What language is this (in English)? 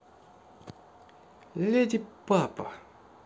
Russian